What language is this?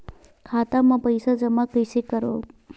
Chhattisgarhi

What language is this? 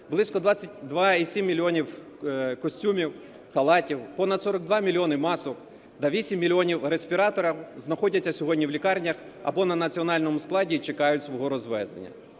Ukrainian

